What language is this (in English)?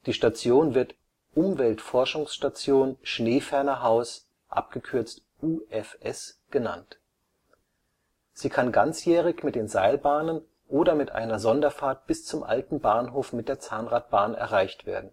German